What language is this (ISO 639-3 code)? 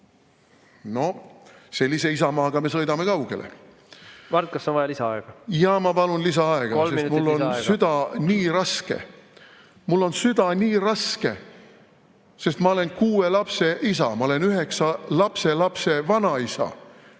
est